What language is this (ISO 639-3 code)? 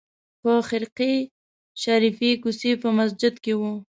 pus